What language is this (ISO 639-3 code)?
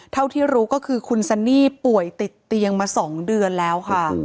tha